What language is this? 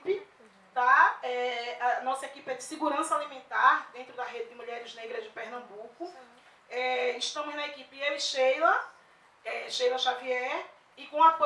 Portuguese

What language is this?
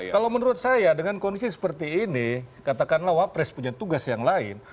Indonesian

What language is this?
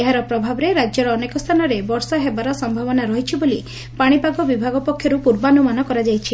Odia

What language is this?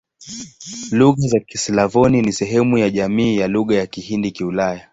Swahili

